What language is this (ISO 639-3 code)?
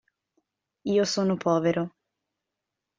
ita